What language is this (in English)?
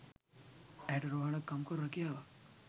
Sinhala